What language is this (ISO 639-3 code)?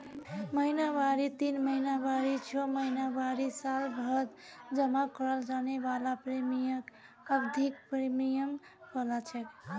mag